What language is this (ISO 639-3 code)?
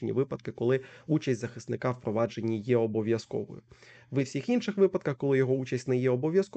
ukr